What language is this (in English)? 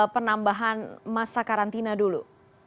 Indonesian